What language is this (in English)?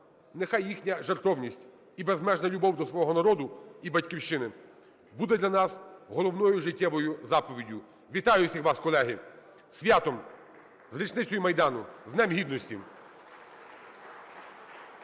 Ukrainian